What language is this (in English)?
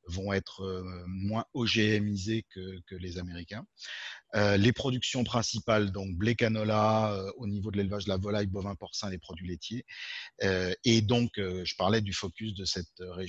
French